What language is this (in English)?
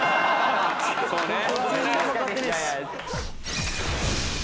Japanese